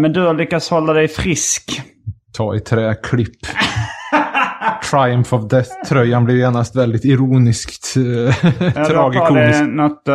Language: Swedish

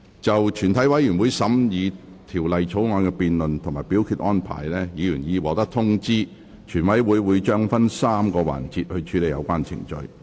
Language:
Cantonese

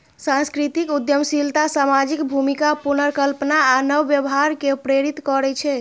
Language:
Maithili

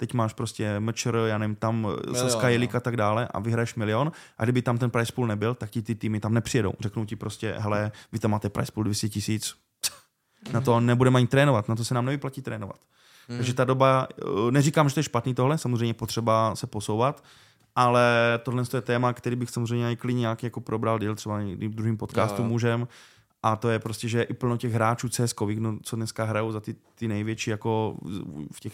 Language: Czech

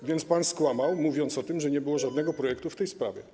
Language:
Polish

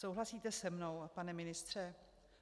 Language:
Czech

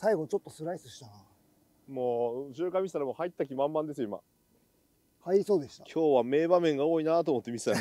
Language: Japanese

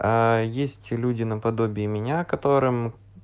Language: Russian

